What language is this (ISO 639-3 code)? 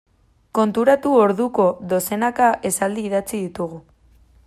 eus